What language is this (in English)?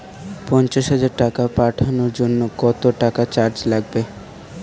Bangla